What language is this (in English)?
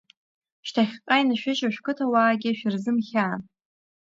Abkhazian